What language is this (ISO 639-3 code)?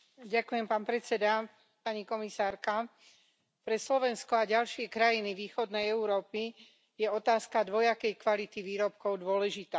slk